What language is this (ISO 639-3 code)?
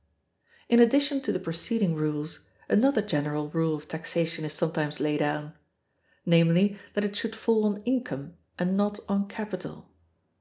eng